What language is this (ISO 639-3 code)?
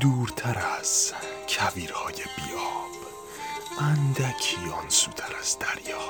fas